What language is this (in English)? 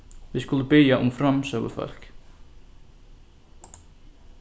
Faroese